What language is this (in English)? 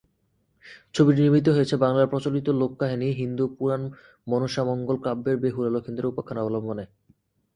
Bangla